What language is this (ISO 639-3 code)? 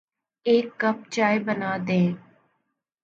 urd